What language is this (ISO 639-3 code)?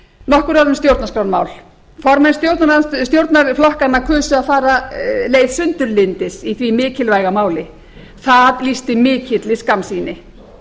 isl